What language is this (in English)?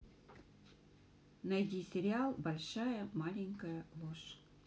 Russian